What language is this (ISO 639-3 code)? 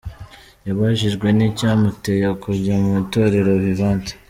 kin